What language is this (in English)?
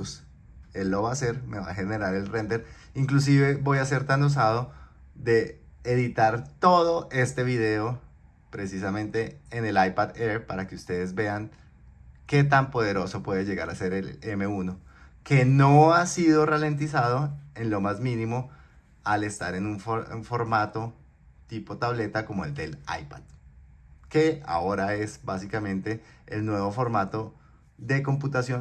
Spanish